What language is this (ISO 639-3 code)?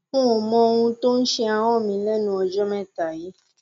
yor